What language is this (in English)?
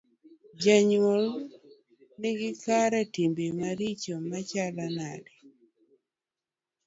Luo (Kenya and Tanzania)